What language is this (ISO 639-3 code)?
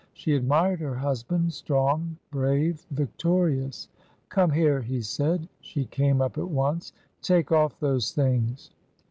eng